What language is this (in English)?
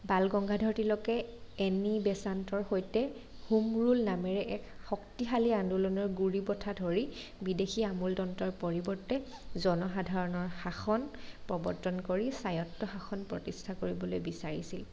Assamese